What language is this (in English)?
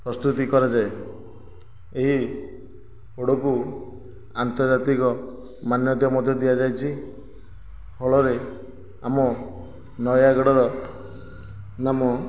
Odia